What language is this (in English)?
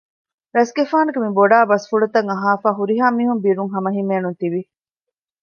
Divehi